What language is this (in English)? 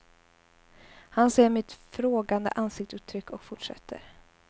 Swedish